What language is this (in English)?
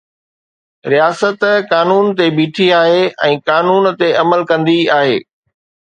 Sindhi